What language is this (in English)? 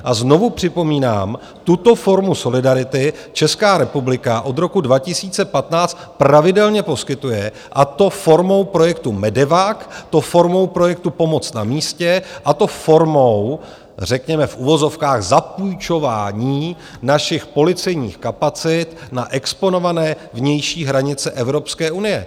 Czech